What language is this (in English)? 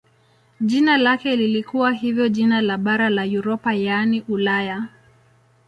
Swahili